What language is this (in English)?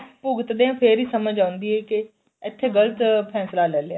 Punjabi